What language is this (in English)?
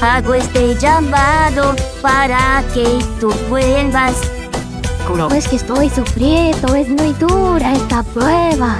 Spanish